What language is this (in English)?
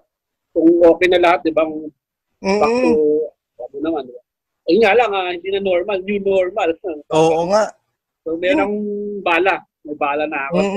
Filipino